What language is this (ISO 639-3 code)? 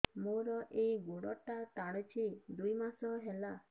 ori